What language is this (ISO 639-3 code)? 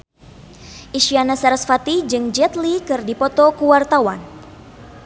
sun